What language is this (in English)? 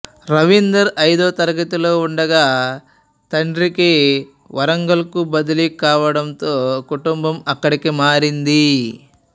Telugu